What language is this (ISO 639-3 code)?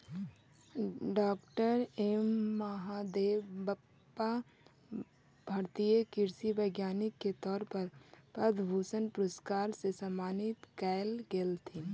mag